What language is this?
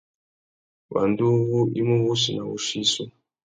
Tuki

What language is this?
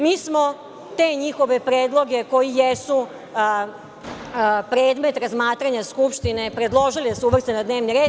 Serbian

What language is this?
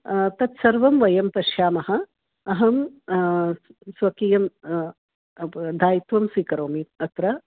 Sanskrit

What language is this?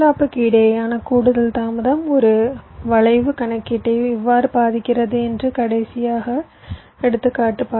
Tamil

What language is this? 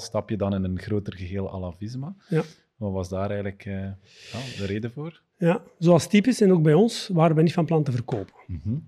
Dutch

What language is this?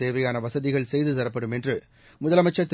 Tamil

